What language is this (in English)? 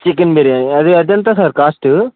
Telugu